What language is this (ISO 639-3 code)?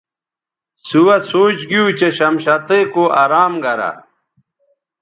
btv